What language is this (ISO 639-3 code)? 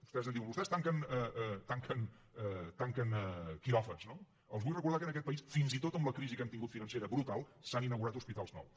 cat